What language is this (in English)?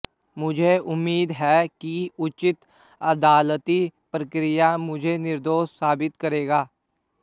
Hindi